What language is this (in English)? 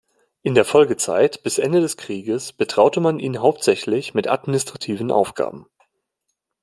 German